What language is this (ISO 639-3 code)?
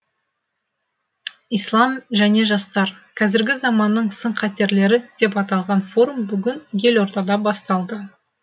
kaz